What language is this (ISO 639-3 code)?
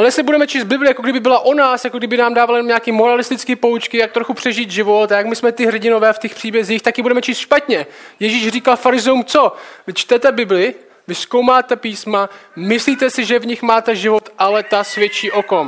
ces